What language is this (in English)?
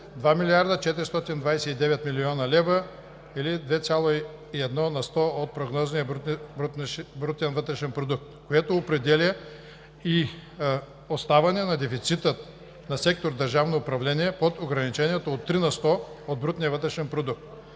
Bulgarian